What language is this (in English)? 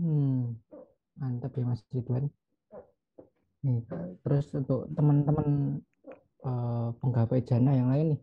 Indonesian